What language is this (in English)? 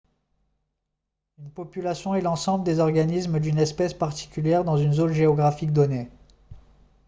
French